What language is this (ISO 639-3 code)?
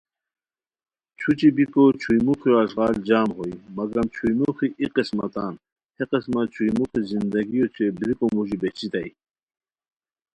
khw